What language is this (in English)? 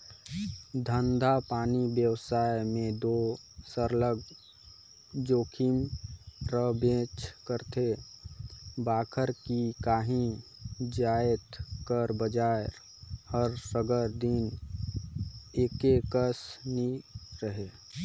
Chhattisgarhi